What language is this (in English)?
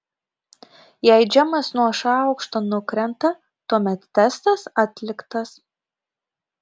Lithuanian